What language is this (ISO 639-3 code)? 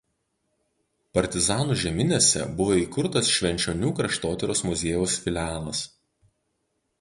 lit